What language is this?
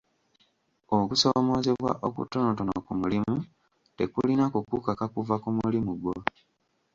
Ganda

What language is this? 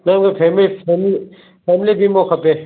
Sindhi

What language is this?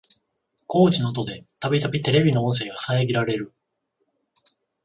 Japanese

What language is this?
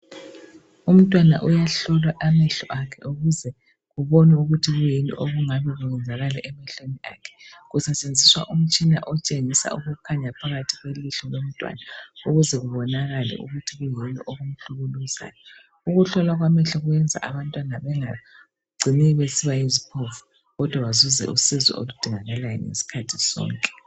North Ndebele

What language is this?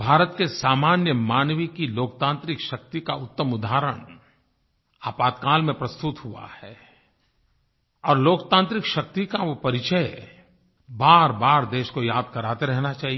Hindi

